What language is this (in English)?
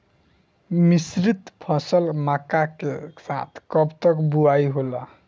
Bhojpuri